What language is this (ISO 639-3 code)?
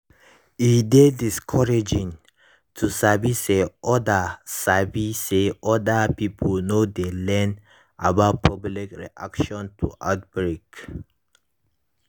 pcm